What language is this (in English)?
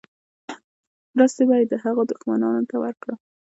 Pashto